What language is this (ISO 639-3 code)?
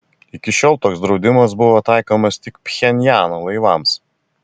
lit